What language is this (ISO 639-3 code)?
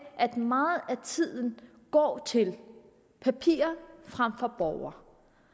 dan